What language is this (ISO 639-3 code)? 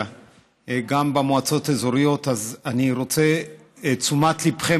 heb